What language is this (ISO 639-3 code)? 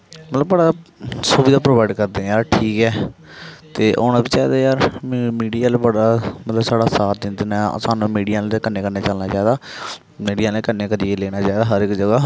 doi